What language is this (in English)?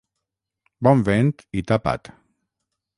Catalan